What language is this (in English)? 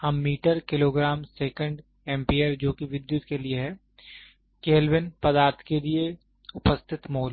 Hindi